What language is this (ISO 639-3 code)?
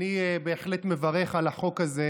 heb